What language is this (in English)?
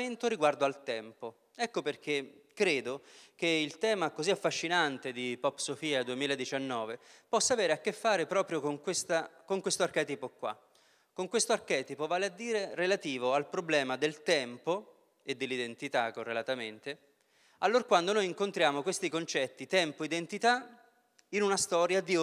Italian